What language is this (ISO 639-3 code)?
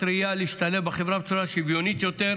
heb